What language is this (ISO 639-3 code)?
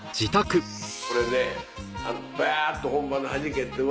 jpn